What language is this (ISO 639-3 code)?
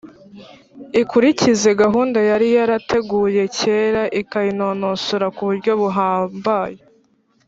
kin